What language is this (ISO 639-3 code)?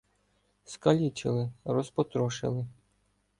ukr